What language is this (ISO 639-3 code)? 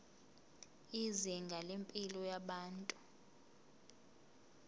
zul